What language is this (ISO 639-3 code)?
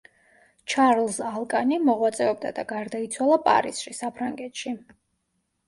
kat